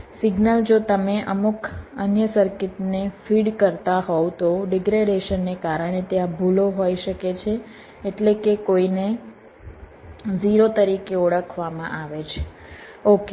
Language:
Gujarati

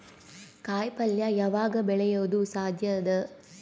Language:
Kannada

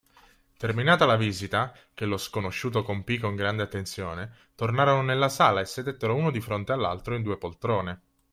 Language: Italian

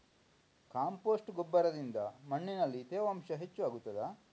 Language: Kannada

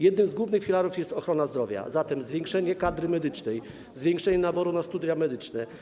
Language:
Polish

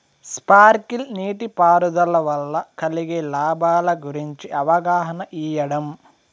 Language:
Telugu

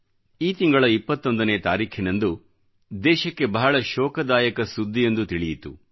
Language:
Kannada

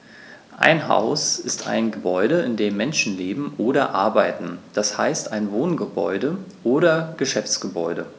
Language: German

